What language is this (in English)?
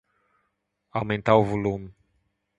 Portuguese